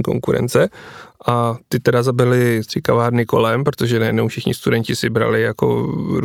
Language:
Czech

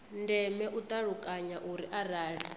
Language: Venda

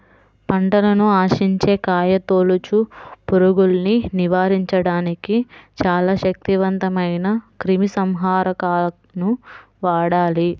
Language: Telugu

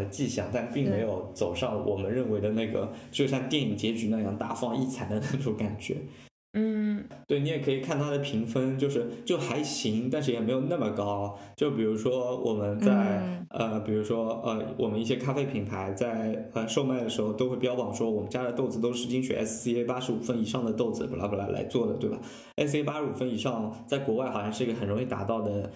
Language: Chinese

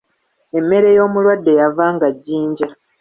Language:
Ganda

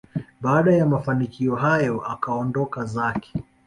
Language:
Swahili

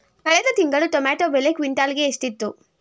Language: Kannada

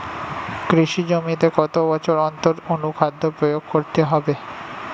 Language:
Bangla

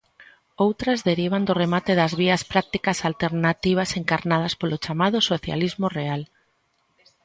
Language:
Galician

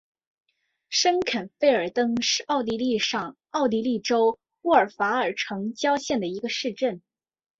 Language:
Chinese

